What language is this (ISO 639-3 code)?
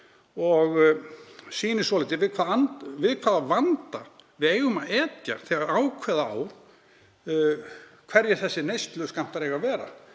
isl